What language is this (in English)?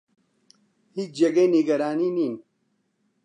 Central Kurdish